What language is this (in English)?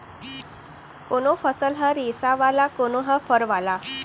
Chhattisgarhi